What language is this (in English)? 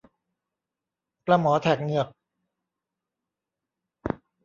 Thai